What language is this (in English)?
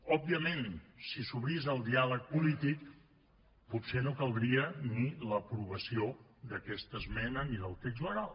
Catalan